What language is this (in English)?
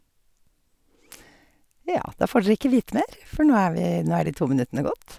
Norwegian